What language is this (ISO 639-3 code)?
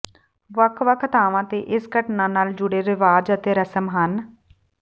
pan